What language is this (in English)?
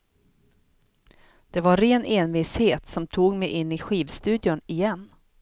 Swedish